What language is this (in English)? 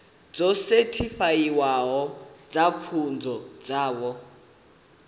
Venda